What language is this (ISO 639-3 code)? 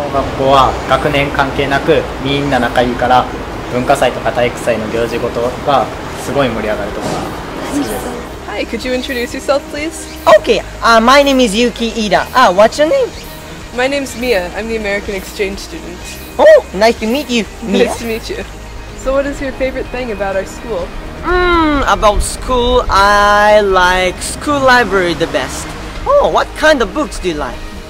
jpn